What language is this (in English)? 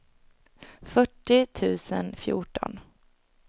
Swedish